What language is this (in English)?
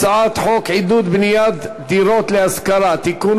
Hebrew